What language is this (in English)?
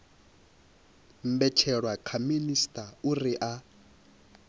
Venda